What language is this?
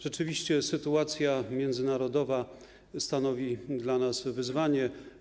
Polish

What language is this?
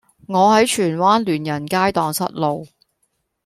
Cantonese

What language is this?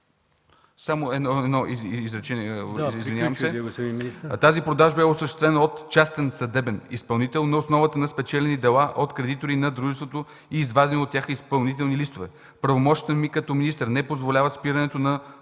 Bulgarian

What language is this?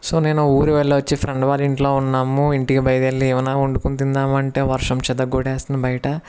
Telugu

